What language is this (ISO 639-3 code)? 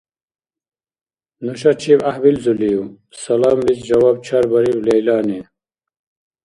dar